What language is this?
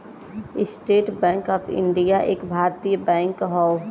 Bhojpuri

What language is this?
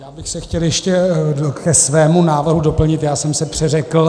Czech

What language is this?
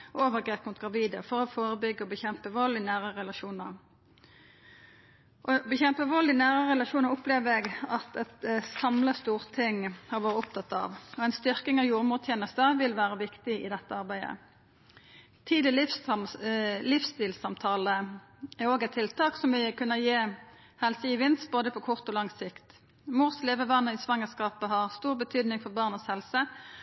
Norwegian Nynorsk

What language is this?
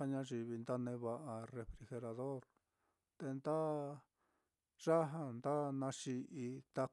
Mitlatongo Mixtec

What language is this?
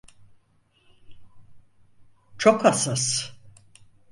Turkish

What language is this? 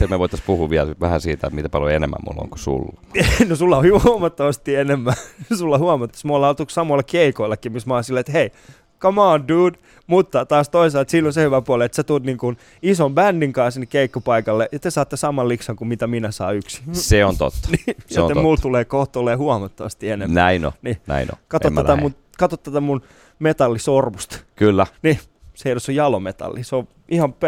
Finnish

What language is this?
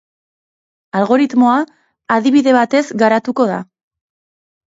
Basque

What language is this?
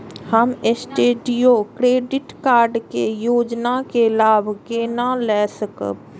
Maithili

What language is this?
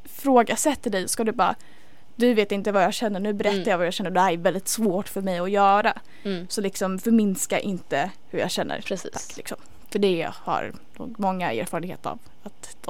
Swedish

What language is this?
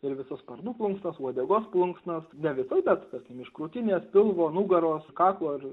Lithuanian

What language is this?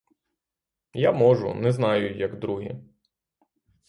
Ukrainian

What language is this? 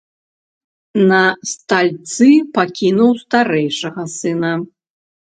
Belarusian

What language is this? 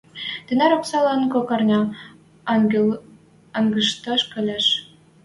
Western Mari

